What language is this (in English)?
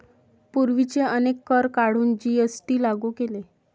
Marathi